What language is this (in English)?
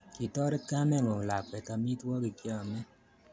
Kalenjin